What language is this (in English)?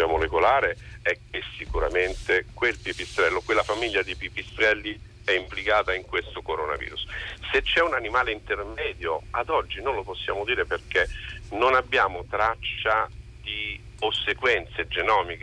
Italian